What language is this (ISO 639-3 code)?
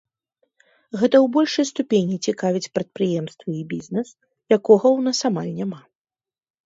bel